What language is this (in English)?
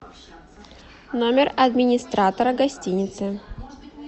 Russian